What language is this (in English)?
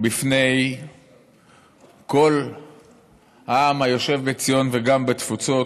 Hebrew